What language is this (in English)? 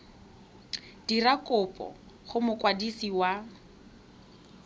Tswana